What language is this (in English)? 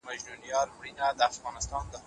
Pashto